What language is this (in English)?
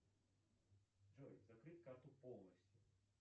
Russian